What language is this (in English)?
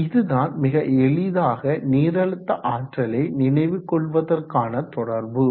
Tamil